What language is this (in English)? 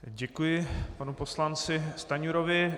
Czech